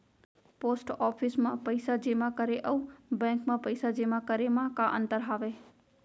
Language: Chhattisgarhi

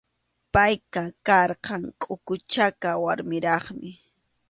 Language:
Arequipa-La Unión Quechua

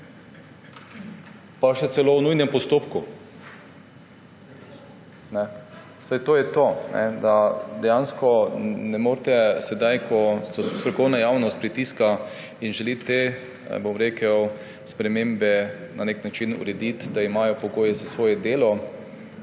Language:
Slovenian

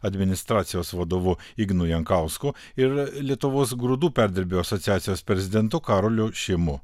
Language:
Lithuanian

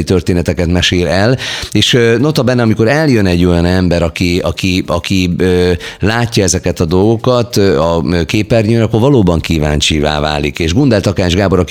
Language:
Hungarian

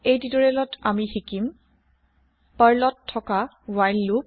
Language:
Assamese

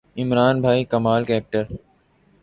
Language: Urdu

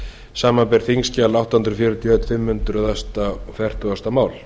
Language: Icelandic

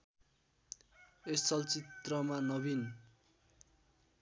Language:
Nepali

